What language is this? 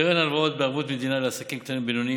Hebrew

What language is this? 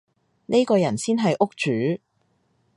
Cantonese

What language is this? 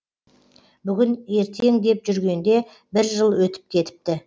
Kazakh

